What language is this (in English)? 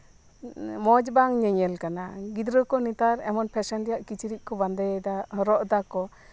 Santali